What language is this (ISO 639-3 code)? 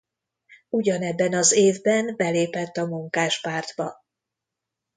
hun